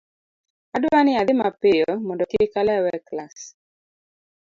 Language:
Luo (Kenya and Tanzania)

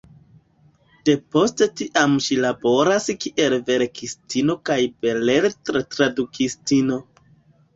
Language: Esperanto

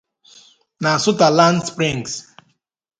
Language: Igbo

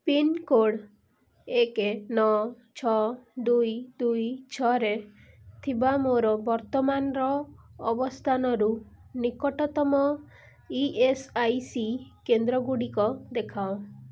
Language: Odia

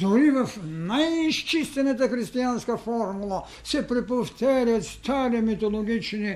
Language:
Bulgarian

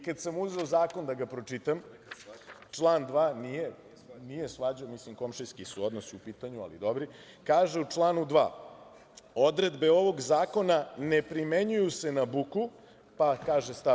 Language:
Serbian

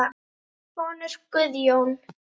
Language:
Icelandic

